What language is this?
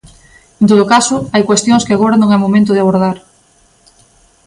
Galician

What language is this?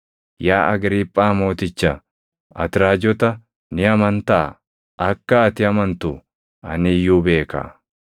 Oromo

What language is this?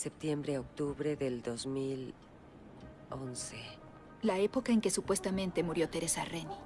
Spanish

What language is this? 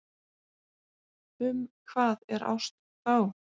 Icelandic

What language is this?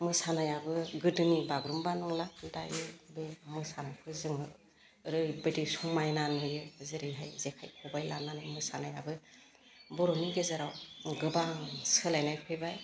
Bodo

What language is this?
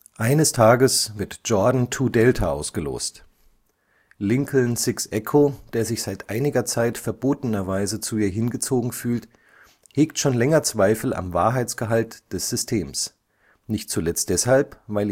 German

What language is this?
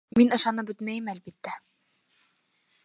Bashkir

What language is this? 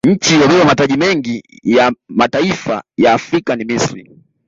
Swahili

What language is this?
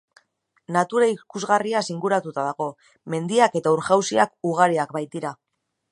Basque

